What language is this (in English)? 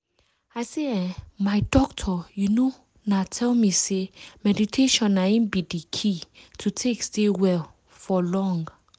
Nigerian Pidgin